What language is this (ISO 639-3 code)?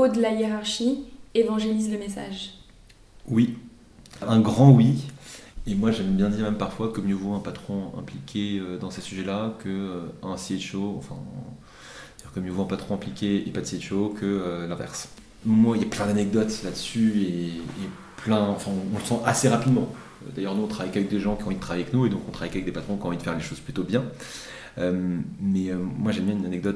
fra